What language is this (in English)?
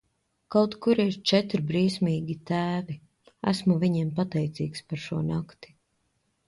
Latvian